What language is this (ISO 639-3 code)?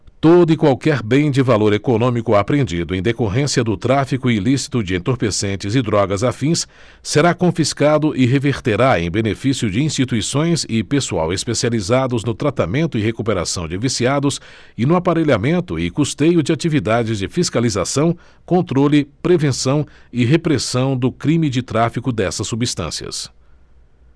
por